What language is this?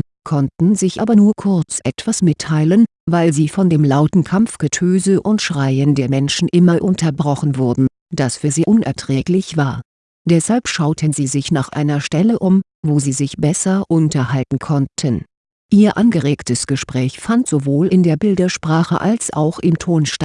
German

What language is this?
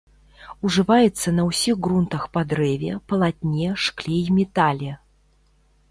Belarusian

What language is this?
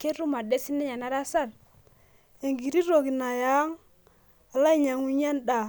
Masai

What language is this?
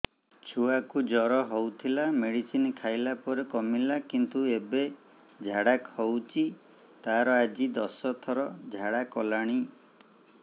Odia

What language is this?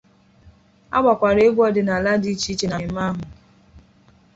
Igbo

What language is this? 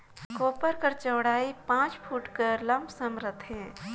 Chhattisgarhi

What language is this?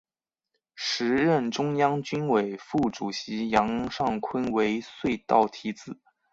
Chinese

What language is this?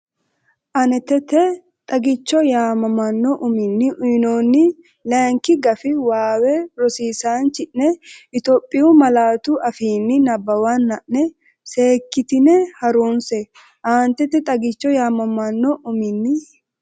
Sidamo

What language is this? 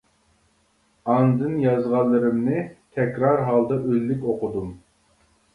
Uyghur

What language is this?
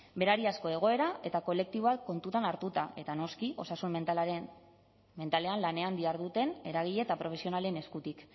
Basque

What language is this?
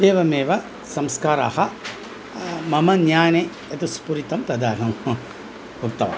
Sanskrit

